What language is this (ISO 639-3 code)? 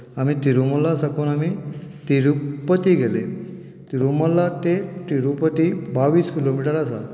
kok